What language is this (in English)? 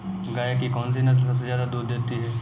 Hindi